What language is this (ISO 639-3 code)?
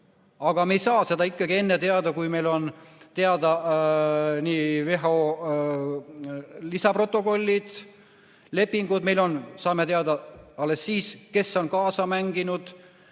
est